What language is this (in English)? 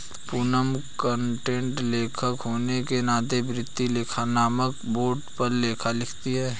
Hindi